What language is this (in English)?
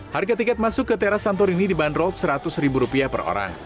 Indonesian